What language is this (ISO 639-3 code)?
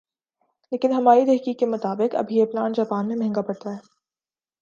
urd